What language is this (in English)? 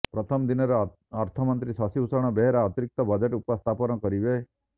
Odia